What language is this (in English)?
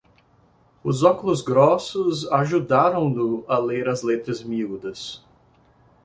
Portuguese